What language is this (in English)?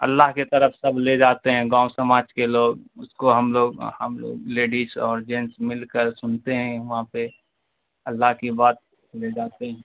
Urdu